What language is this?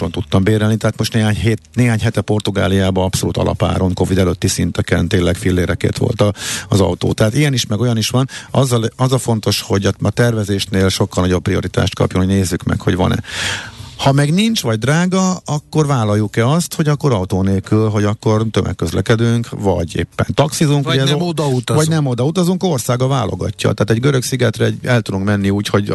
Hungarian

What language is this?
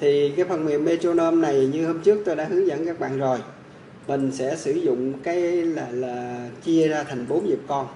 Vietnamese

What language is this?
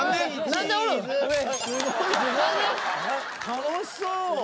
Japanese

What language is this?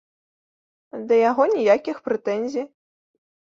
Belarusian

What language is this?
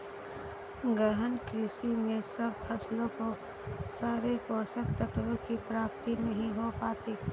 Hindi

